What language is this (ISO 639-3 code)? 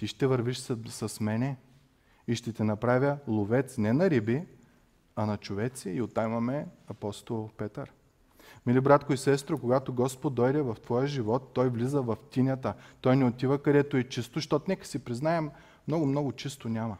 bul